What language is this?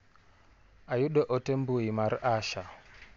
Luo (Kenya and Tanzania)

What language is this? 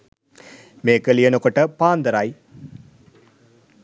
Sinhala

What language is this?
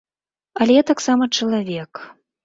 Belarusian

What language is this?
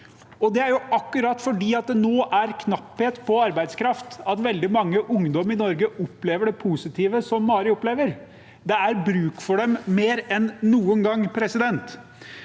Norwegian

